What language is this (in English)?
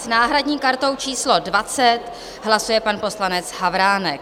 Czech